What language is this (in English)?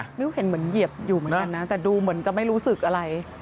Thai